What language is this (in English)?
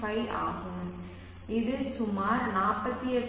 Tamil